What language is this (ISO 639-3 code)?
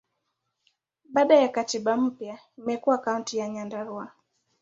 swa